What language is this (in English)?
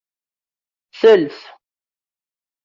Kabyle